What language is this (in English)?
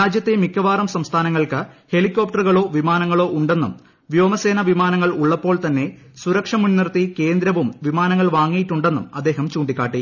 Malayalam